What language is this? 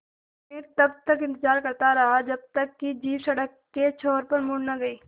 Hindi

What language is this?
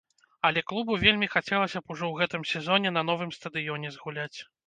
Belarusian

